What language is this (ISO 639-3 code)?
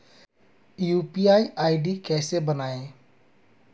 hin